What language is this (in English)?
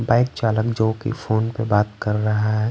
Hindi